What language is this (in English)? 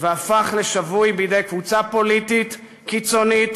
Hebrew